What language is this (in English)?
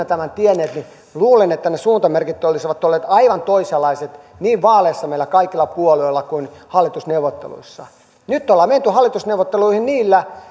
Finnish